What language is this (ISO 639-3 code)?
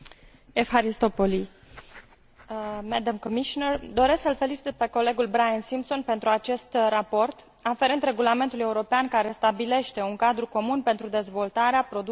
ron